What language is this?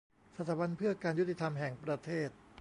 Thai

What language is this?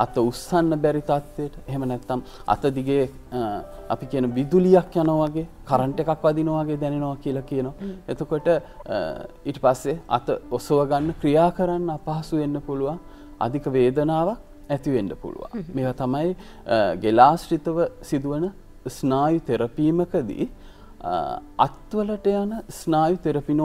Turkish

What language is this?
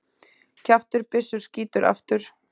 Icelandic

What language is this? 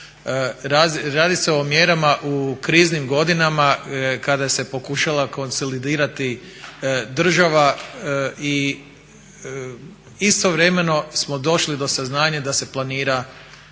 Croatian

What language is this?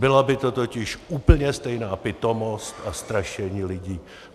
Czech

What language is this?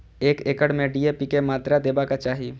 Maithili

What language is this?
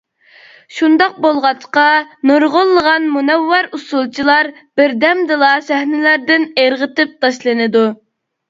Uyghur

